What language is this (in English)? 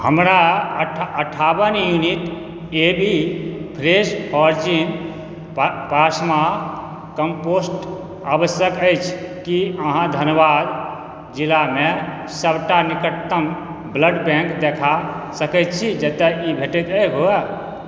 Maithili